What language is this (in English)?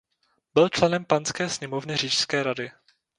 Czech